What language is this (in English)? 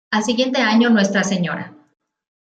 Spanish